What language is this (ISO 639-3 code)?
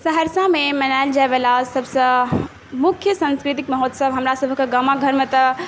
mai